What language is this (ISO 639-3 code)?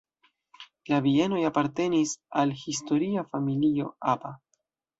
epo